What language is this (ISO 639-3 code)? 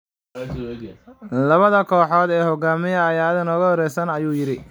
som